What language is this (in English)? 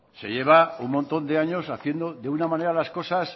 Spanish